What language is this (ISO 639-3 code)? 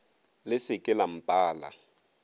nso